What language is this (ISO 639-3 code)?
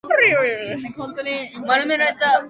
jpn